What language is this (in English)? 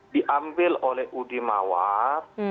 Indonesian